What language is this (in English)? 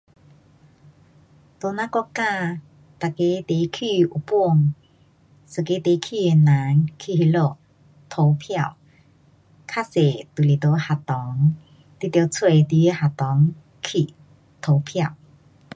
Pu-Xian Chinese